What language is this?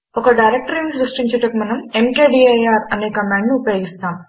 Telugu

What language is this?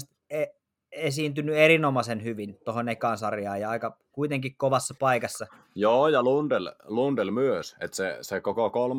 Finnish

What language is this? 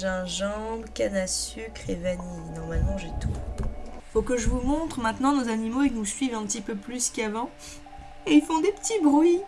French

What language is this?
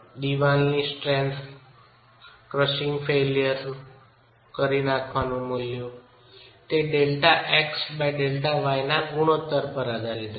Gujarati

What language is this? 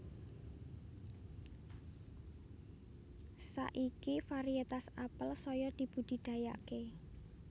Javanese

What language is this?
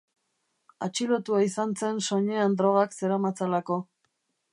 Basque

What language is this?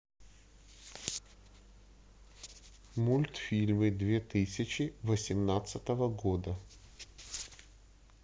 Russian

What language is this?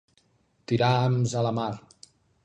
Catalan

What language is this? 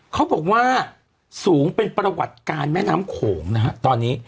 Thai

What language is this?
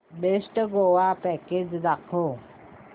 Marathi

